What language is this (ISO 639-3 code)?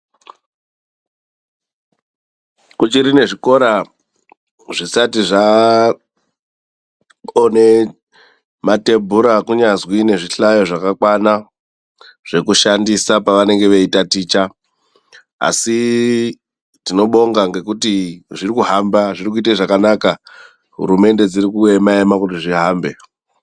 ndc